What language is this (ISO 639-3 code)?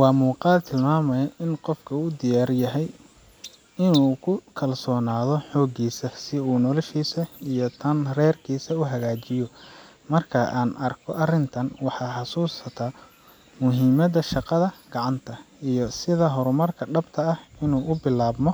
som